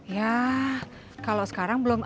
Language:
Indonesian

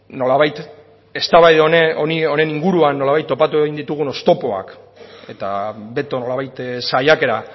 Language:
Basque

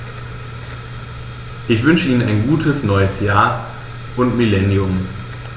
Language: German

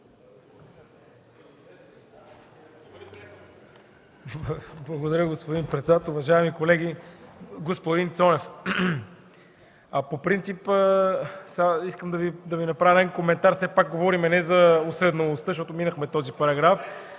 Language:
Bulgarian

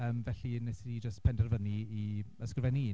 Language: Welsh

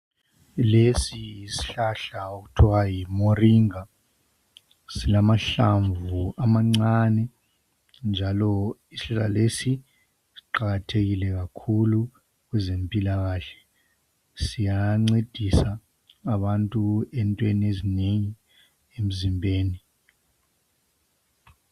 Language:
North Ndebele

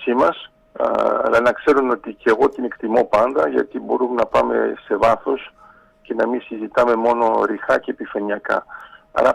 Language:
Greek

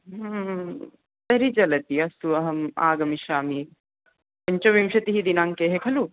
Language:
Sanskrit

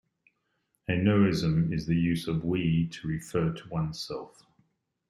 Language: English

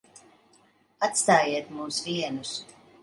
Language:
Latvian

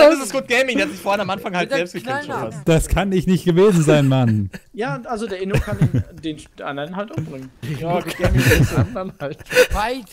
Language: German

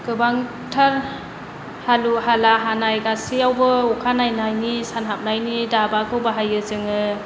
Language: Bodo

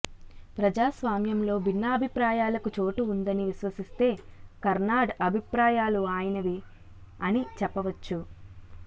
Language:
Telugu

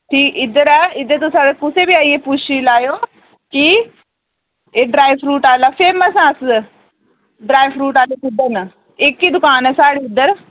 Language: Dogri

